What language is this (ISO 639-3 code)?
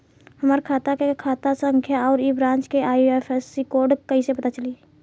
bho